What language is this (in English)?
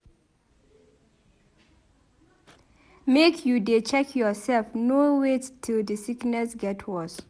Nigerian Pidgin